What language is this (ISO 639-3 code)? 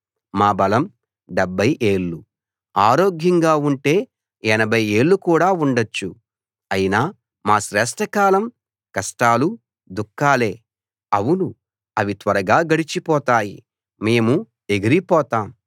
tel